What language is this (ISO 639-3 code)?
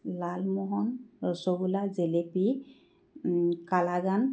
asm